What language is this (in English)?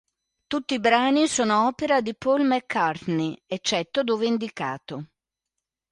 Italian